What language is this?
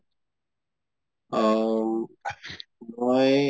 Assamese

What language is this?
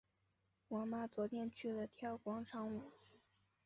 Chinese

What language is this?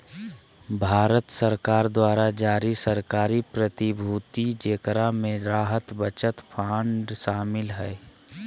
Magahi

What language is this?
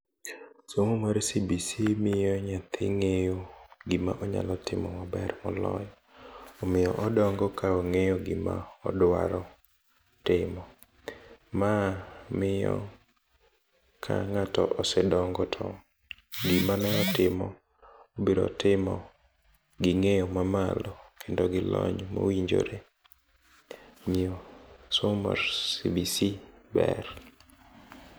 Luo (Kenya and Tanzania)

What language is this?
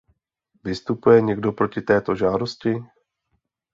Czech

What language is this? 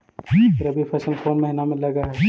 Magahi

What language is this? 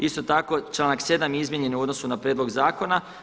Croatian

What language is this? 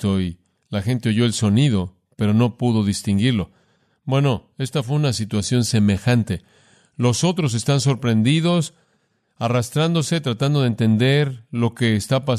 Spanish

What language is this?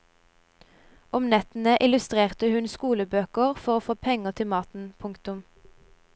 Norwegian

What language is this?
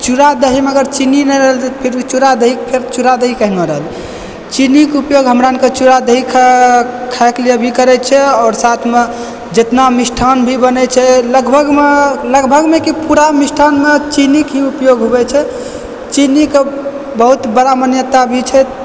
Maithili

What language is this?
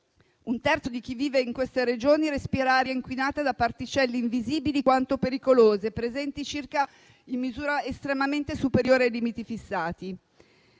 Italian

